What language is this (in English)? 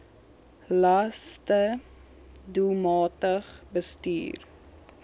Afrikaans